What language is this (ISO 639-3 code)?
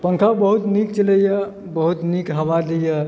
mai